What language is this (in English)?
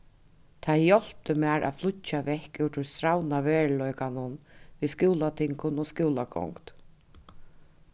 Faroese